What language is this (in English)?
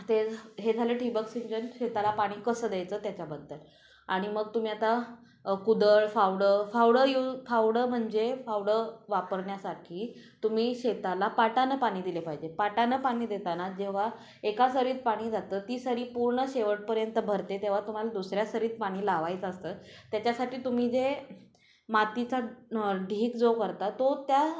Marathi